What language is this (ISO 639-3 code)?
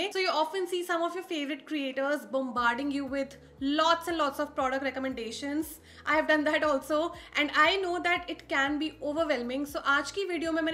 hin